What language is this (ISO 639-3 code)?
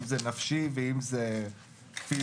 heb